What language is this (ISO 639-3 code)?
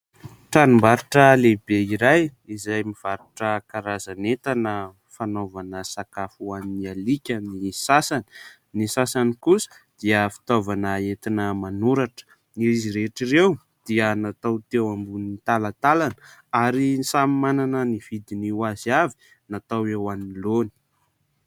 mlg